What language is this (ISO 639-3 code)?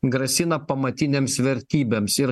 lit